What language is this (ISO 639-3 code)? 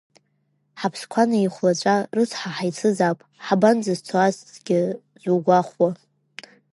abk